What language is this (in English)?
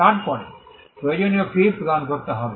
Bangla